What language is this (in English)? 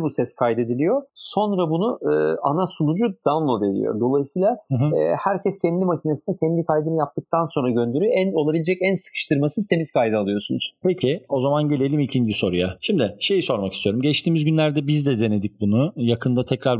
Turkish